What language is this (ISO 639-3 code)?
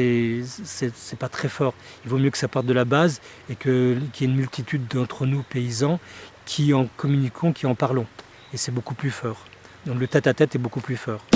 fra